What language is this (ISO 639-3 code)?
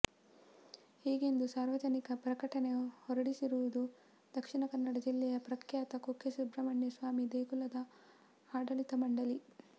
kan